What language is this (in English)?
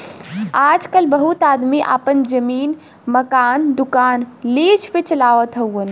Bhojpuri